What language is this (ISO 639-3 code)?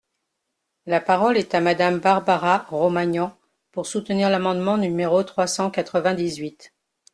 fra